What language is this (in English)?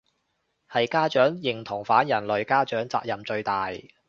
Cantonese